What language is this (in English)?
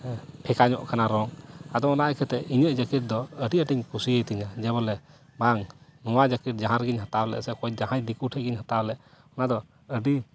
Santali